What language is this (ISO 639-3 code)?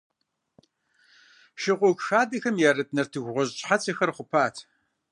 kbd